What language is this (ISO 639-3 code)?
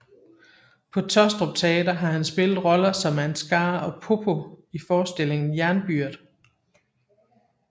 dan